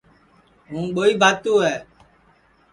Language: Sansi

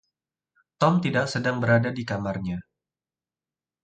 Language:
Indonesian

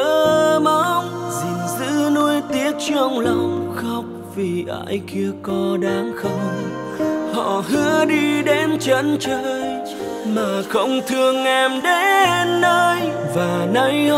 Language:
Vietnamese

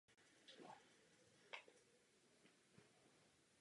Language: Czech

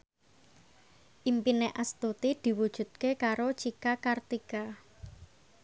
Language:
Javanese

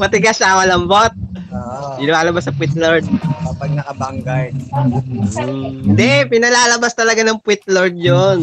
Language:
Filipino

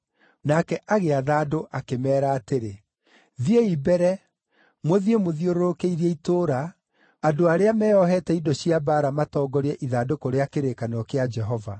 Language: Kikuyu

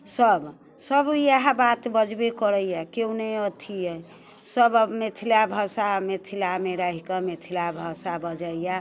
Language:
Maithili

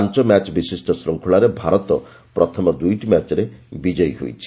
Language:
Odia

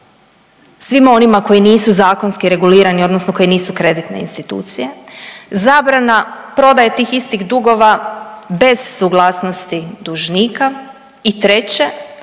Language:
Croatian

